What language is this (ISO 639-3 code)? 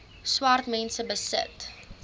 afr